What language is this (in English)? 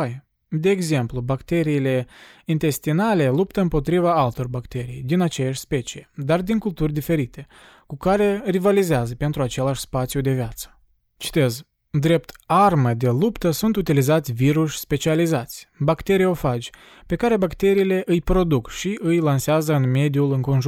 Romanian